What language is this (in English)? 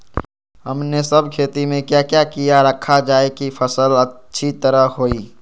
Magahi